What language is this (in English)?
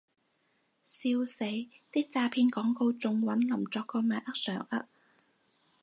Cantonese